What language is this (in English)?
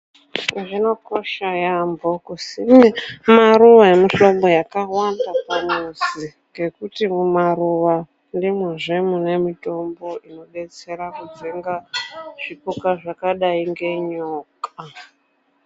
Ndau